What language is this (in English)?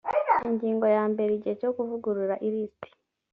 Kinyarwanda